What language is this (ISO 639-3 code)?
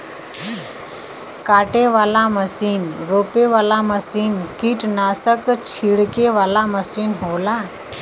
bho